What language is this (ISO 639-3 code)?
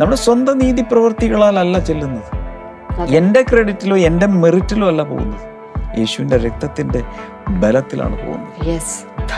mal